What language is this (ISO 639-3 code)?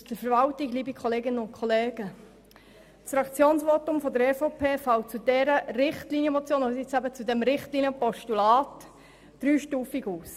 gsw